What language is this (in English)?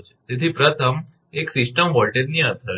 Gujarati